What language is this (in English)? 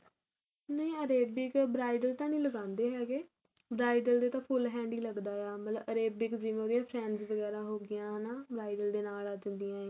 Punjabi